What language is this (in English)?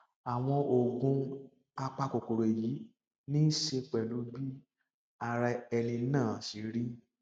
Yoruba